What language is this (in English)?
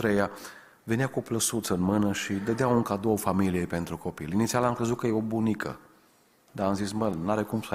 Romanian